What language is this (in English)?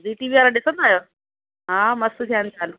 Sindhi